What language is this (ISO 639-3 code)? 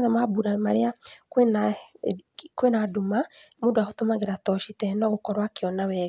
kik